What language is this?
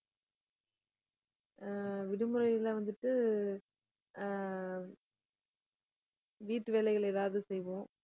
Tamil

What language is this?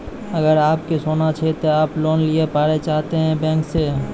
Maithili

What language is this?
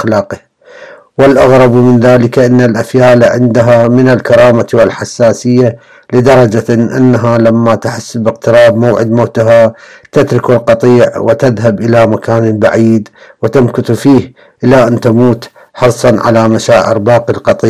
Arabic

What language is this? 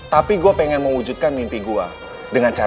Indonesian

